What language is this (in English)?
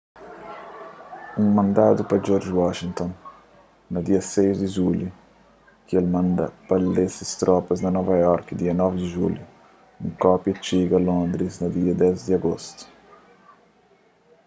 Kabuverdianu